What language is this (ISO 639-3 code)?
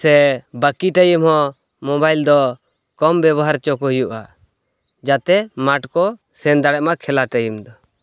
sat